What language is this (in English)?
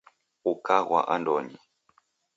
Taita